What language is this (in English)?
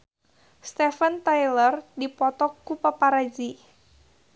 Sundanese